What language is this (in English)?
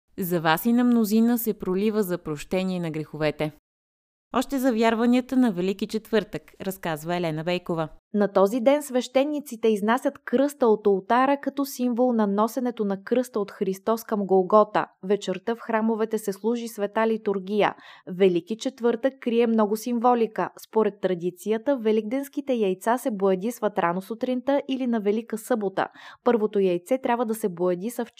Bulgarian